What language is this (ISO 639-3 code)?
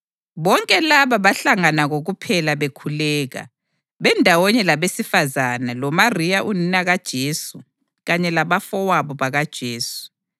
nde